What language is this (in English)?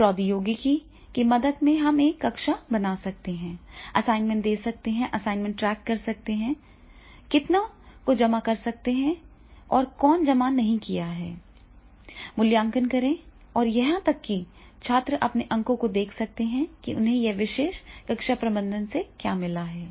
Hindi